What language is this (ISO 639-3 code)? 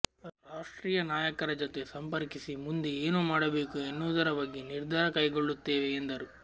kan